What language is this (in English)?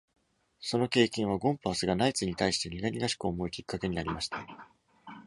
Japanese